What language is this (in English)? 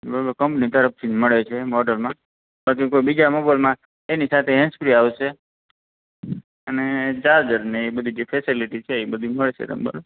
Gujarati